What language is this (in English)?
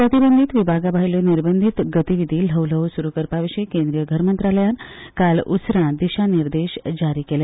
Konkani